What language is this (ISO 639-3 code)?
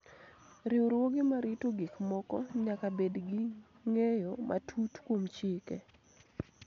luo